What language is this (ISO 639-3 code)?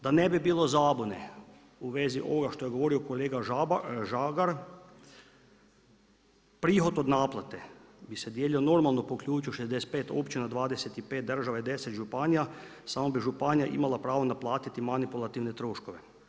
hrv